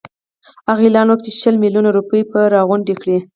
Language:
Pashto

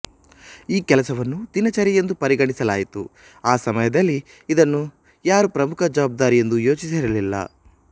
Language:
Kannada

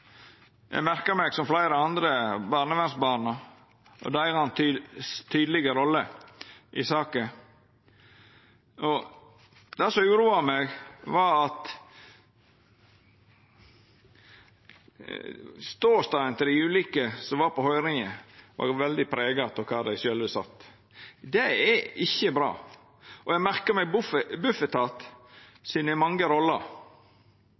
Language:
Norwegian Nynorsk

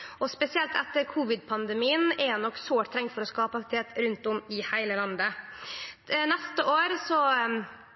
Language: Norwegian Nynorsk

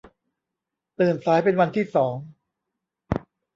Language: Thai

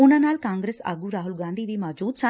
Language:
Punjabi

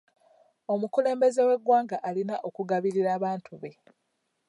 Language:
Ganda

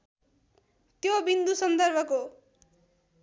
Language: Nepali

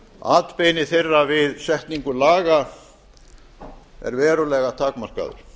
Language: Icelandic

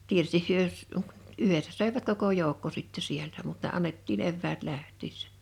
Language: Finnish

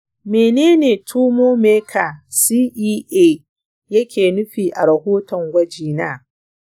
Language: Hausa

